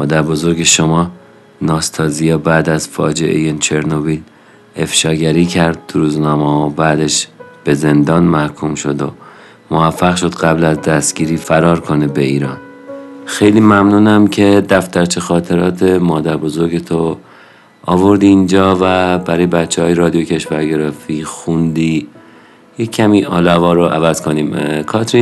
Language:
Persian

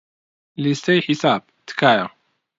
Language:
Central Kurdish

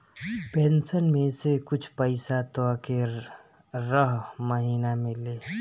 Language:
Bhojpuri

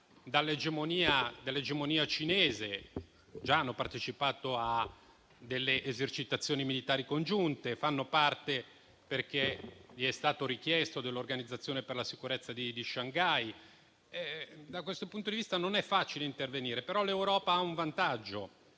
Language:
Italian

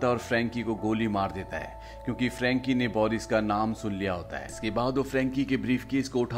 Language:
Hindi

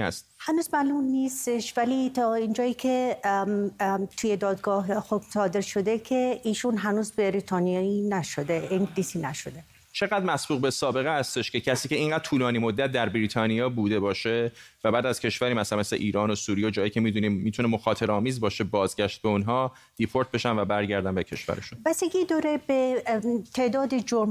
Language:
Persian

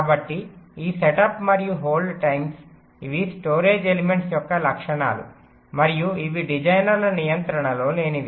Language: Telugu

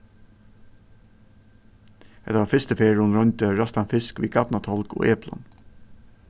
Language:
Faroese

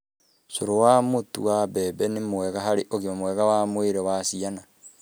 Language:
Kikuyu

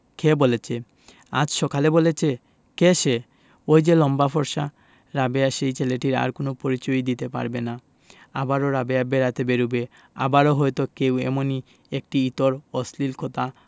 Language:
Bangla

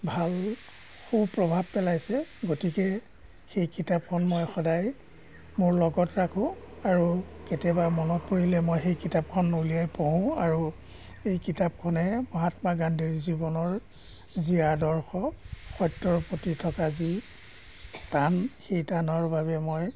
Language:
Assamese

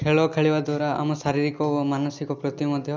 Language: Odia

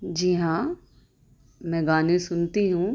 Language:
Urdu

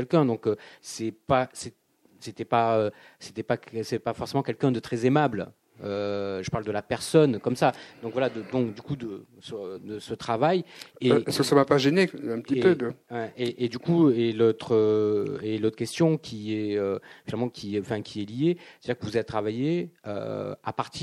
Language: French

